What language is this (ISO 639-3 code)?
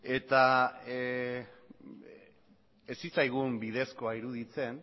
eus